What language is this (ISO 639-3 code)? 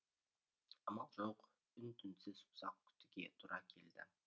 kaz